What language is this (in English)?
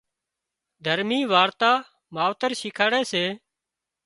Wadiyara Koli